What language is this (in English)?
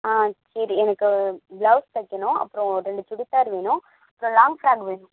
Tamil